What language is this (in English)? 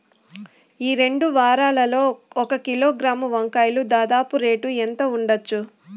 Telugu